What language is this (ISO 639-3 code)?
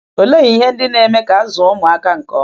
ibo